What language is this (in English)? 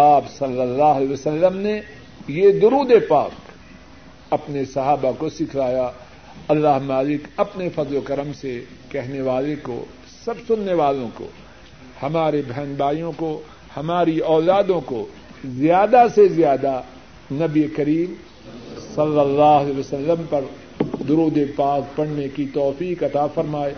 Urdu